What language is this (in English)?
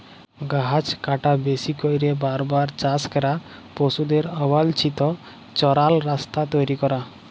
Bangla